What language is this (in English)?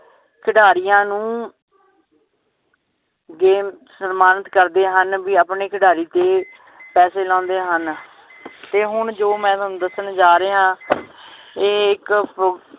Punjabi